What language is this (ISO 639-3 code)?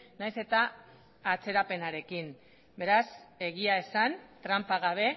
eus